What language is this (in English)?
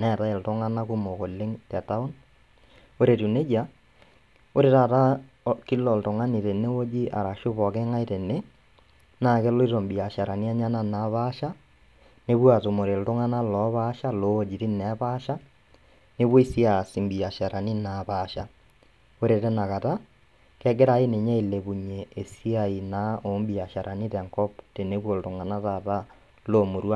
Masai